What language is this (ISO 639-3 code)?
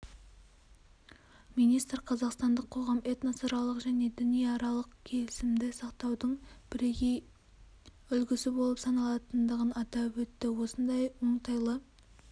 kaz